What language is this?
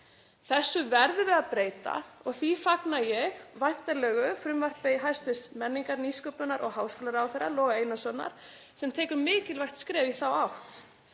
Icelandic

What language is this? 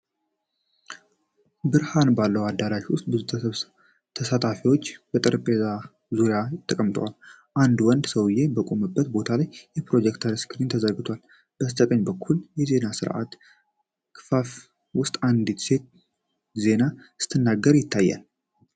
Amharic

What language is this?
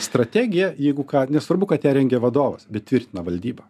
Lithuanian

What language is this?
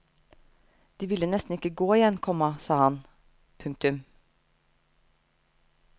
Norwegian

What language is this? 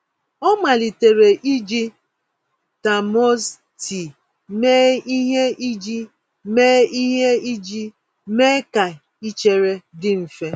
Igbo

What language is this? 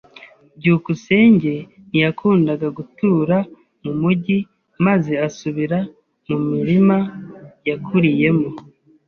Kinyarwanda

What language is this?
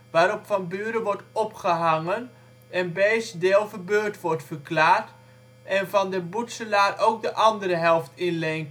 Dutch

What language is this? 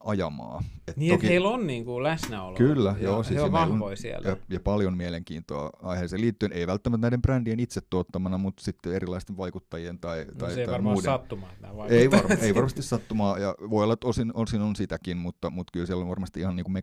Finnish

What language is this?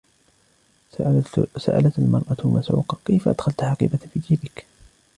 Arabic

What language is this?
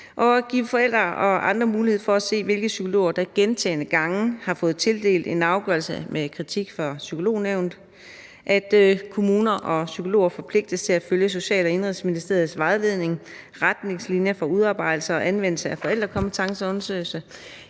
Danish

